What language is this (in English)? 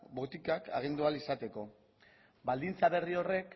Basque